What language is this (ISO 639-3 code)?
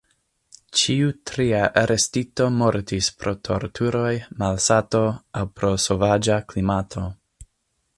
epo